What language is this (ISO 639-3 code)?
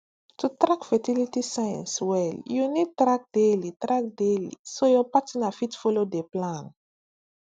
pcm